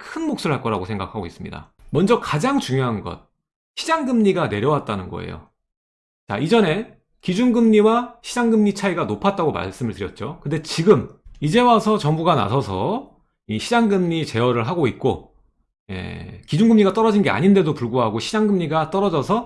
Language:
Korean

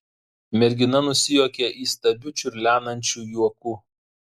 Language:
Lithuanian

